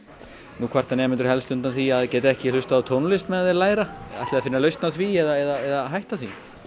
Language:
Icelandic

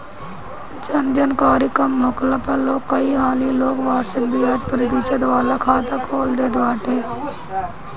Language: Bhojpuri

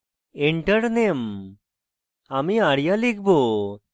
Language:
Bangla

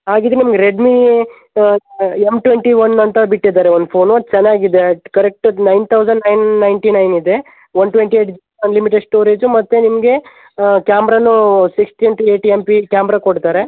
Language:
Kannada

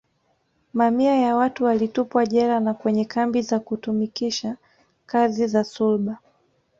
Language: Swahili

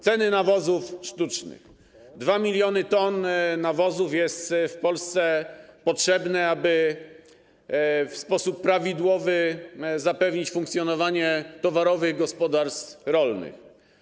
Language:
Polish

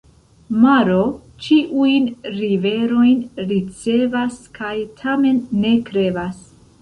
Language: Esperanto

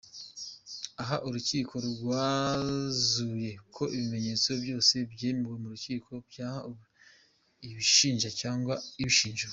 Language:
Kinyarwanda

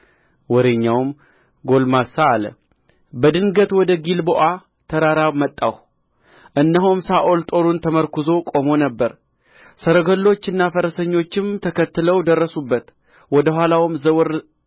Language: Amharic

